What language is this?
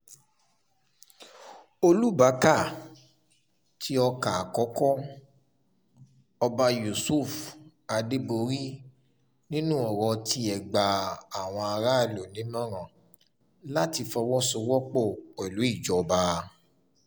Yoruba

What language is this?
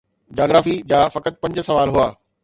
Sindhi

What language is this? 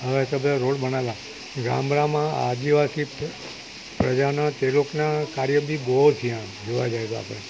Gujarati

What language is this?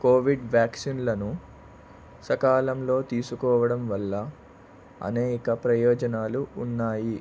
Telugu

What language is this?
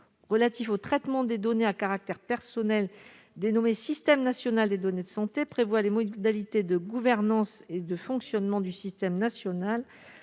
French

